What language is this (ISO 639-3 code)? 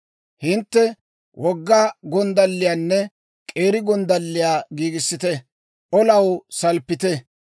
dwr